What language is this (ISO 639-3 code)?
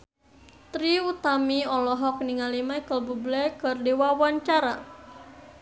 sun